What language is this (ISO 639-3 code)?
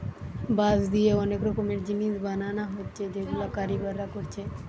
ben